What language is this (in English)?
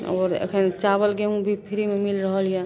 Maithili